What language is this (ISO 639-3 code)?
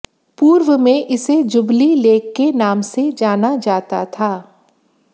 hin